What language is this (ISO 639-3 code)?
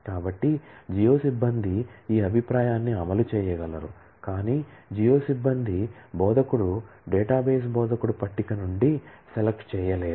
tel